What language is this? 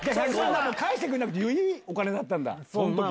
Japanese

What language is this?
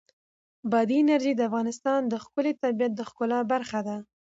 Pashto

